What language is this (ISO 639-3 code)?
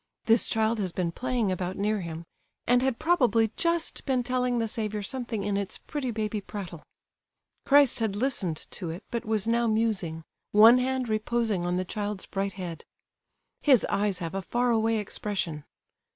eng